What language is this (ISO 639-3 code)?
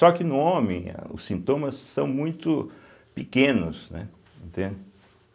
por